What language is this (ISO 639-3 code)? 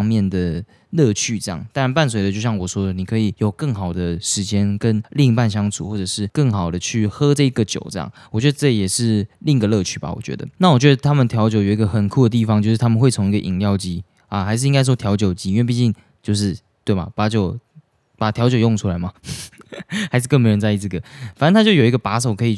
zho